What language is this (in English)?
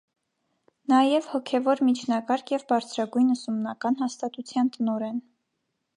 Armenian